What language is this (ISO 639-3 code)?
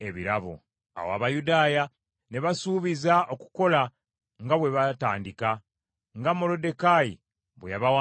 lug